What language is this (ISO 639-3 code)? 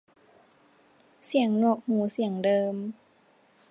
tha